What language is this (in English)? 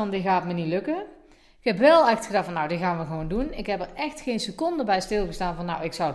Dutch